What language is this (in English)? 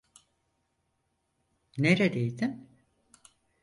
Turkish